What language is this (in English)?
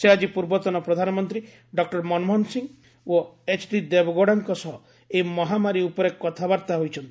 Odia